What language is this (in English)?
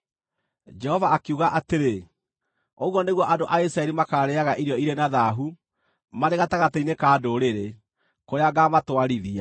Kikuyu